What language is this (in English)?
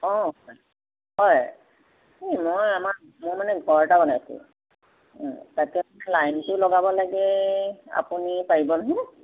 Assamese